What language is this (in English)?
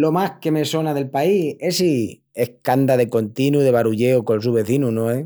Extremaduran